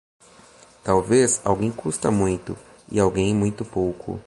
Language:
Portuguese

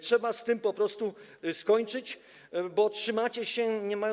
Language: Polish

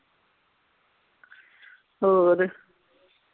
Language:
Punjabi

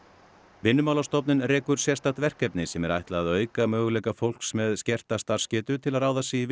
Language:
Icelandic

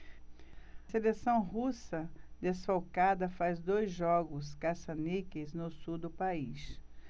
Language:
Portuguese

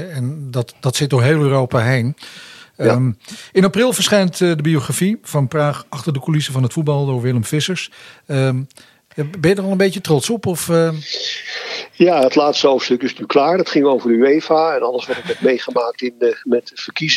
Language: Dutch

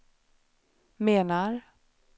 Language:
Swedish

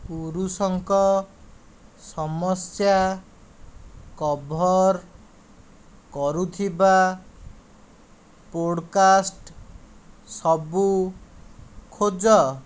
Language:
Odia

